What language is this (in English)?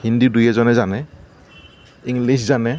Assamese